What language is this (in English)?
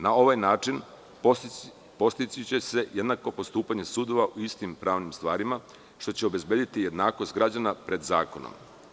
Serbian